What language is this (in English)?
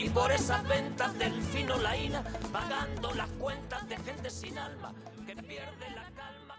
Spanish